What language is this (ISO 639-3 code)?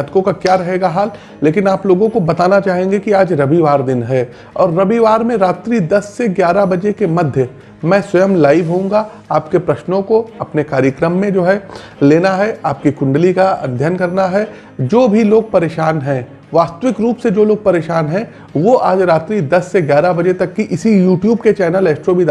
hin